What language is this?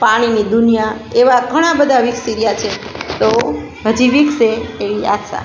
Gujarati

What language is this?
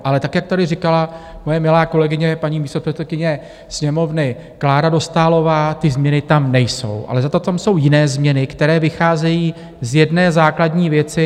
Czech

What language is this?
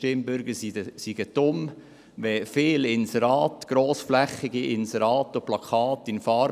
Swiss German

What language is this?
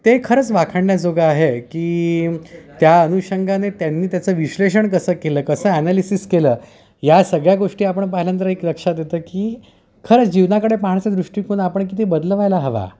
Marathi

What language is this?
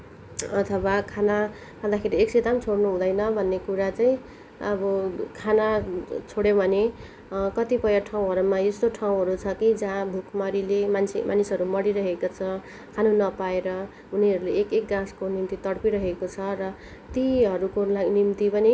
Nepali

